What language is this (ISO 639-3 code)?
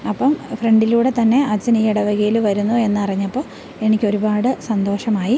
mal